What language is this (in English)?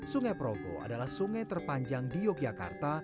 Indonesian